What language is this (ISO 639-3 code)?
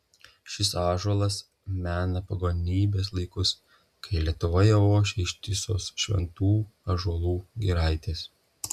lit